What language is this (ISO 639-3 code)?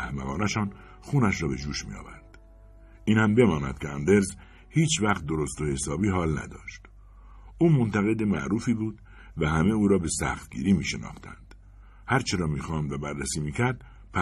fas